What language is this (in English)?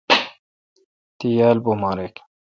Kalkoti